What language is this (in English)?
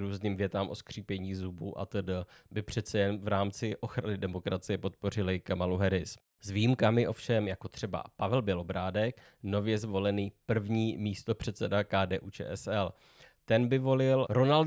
Czech